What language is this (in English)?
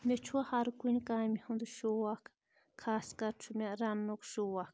Kashmiri